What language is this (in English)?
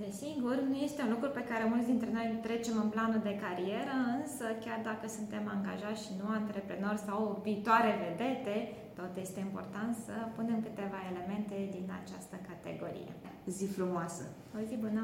Romanian